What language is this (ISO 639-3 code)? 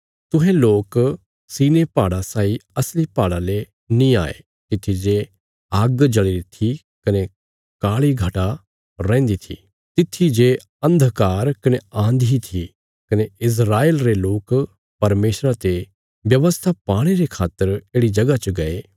kfs